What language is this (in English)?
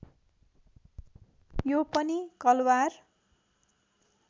Nepali